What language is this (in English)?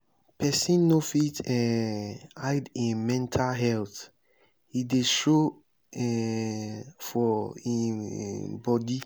Nigerian Pidgin